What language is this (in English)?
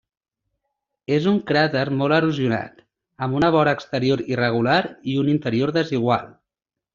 Catalan